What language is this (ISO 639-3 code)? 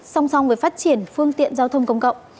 vie